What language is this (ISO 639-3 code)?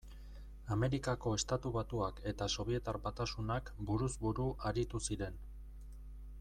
eus